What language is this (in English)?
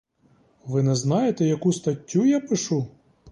Ukrainian